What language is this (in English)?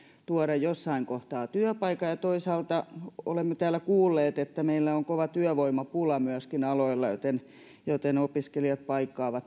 Finnish